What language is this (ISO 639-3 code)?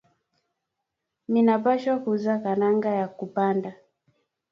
swa